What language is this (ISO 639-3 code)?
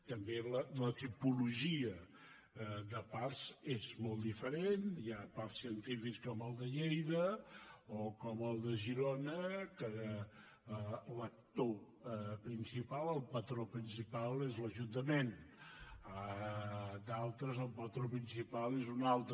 cat